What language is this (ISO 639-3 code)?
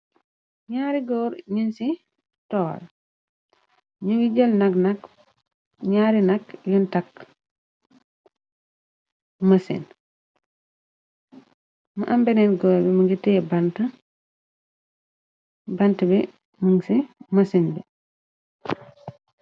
wol